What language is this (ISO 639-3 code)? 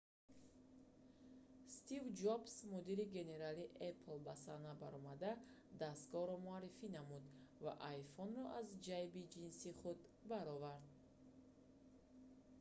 tgk